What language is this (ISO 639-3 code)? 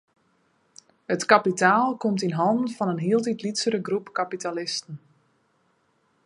fry